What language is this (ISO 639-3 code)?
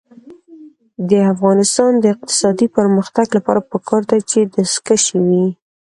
pus